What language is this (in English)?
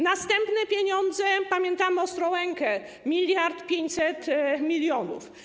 Polish